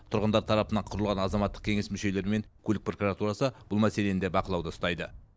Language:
Kazakh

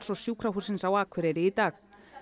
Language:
Icelandic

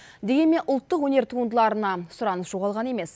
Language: Kazakh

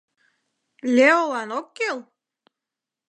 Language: Mari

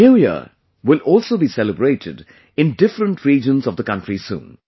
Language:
English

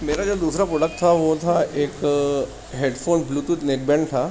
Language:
Urdu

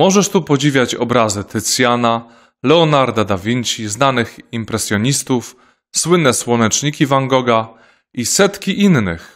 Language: Polish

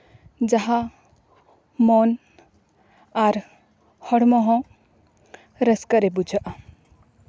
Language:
Santali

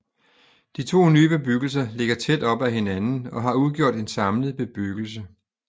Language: Danish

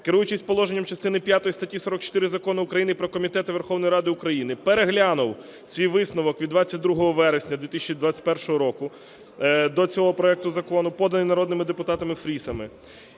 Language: Ukrainian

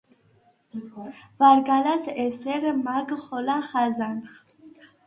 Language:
Svan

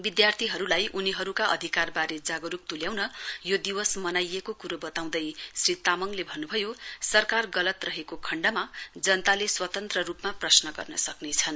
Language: Nepali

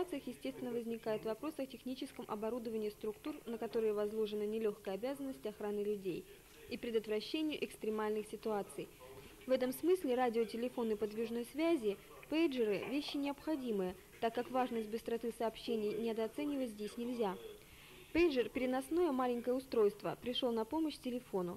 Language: Russian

